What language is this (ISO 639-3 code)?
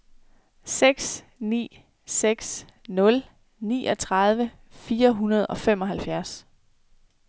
dan